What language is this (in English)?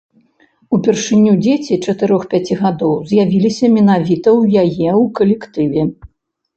Belarusian